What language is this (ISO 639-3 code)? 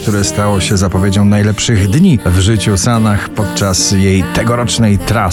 pol